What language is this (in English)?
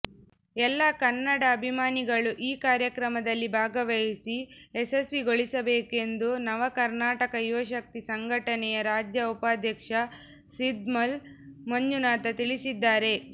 Kannada